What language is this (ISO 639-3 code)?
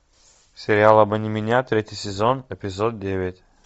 rus